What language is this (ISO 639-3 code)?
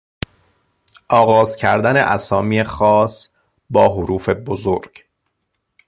fas